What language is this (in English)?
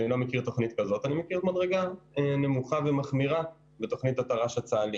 Hebrew